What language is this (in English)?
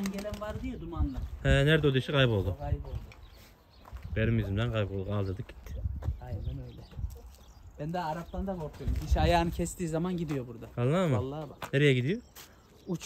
Turkish